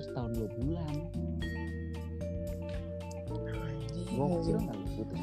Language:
Indonesian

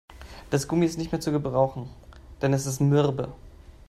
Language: German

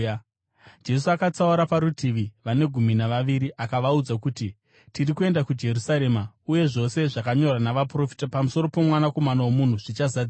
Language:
Shona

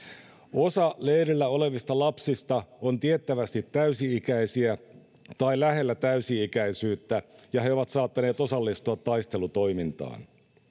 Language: Finnish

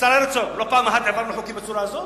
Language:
Hebrew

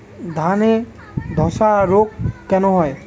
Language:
Bangla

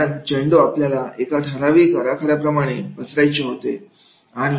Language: Marathi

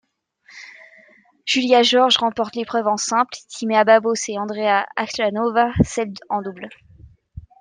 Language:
French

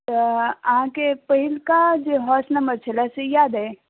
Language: Maithili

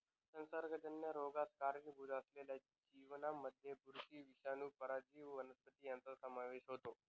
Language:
Marathi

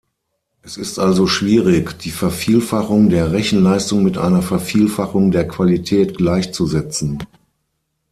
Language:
German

